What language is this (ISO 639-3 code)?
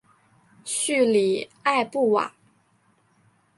zho